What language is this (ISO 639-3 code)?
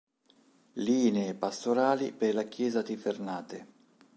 ita